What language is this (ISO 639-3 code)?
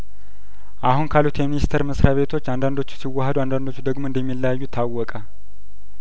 amh